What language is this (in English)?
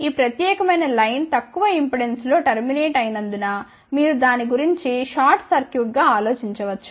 Telugu